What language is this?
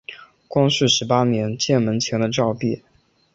Chinese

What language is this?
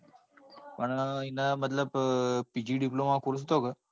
Gujarati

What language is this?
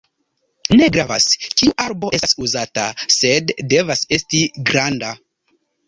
Esperanto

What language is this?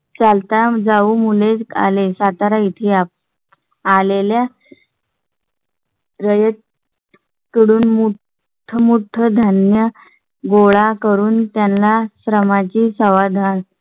Marathi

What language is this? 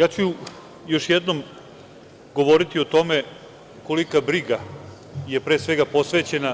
Serbian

